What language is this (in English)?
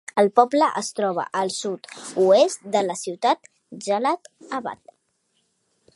Catalan